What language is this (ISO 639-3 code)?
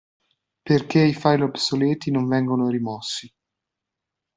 ita